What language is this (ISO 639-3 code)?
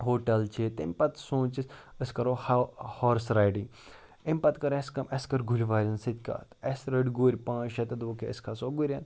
kas